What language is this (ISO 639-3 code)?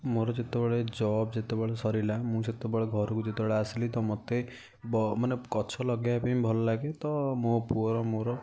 ori